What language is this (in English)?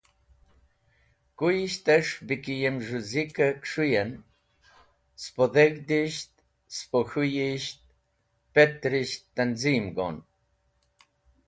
Wakhi